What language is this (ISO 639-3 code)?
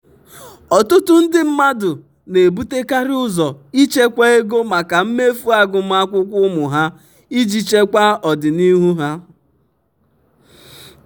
ibo